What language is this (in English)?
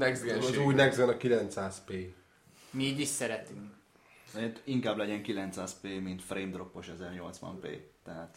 Hungarian